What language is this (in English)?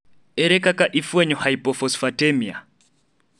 Luo (Kenya and Tanzania)